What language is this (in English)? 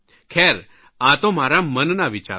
Gujarati